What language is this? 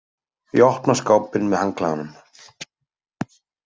Icelandic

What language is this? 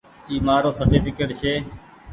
Goaria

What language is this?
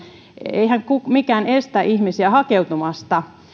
Finnish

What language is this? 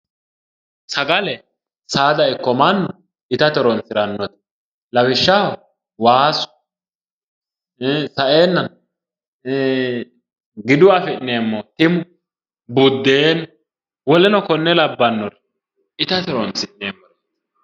Sidamo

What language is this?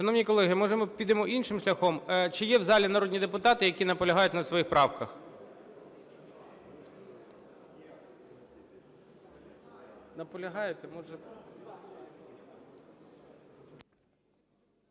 Ukrainian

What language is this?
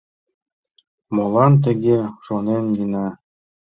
Mari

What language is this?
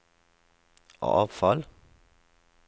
Norwegian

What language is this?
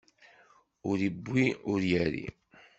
Kabyle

